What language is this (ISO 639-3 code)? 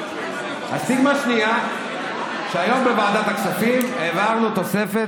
heb